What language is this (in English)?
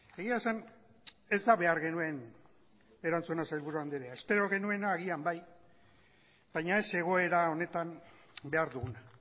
Basque